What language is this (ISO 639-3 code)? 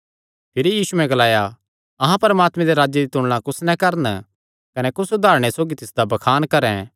xnr